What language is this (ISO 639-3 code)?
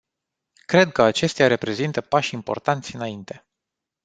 ron